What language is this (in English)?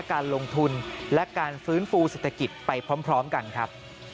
Thai